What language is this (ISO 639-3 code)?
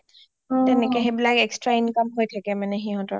asm